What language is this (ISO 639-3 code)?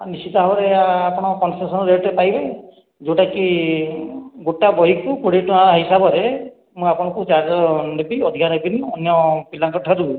ori